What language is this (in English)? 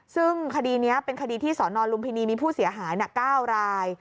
Thai